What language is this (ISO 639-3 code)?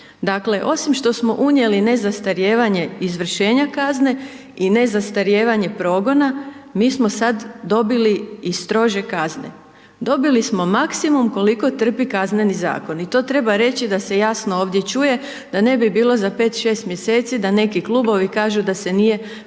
hrv